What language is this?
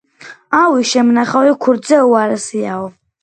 Georgian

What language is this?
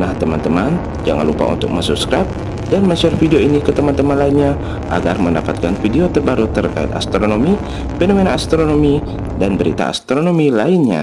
Indonesian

